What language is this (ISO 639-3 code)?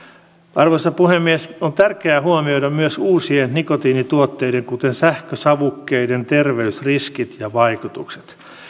fin